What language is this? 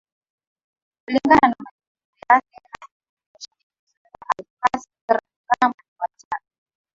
Swahili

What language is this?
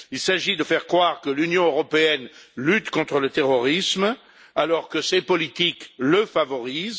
French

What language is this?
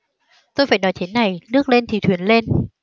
Vietnamese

